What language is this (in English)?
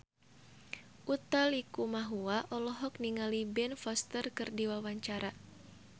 Sundanese